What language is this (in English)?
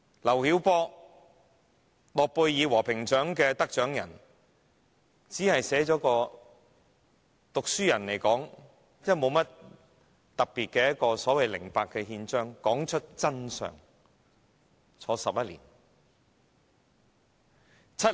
Cantonese